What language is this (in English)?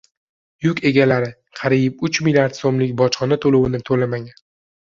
Uzbek